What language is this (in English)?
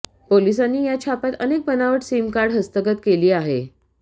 Marathi